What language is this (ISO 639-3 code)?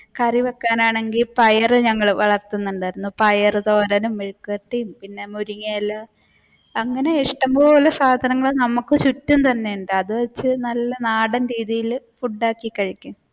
mal